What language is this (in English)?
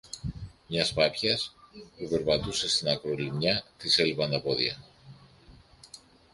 Greek